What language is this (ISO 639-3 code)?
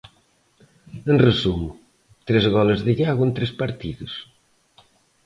glg